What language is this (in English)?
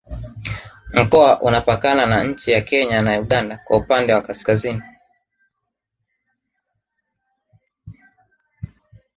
Swahili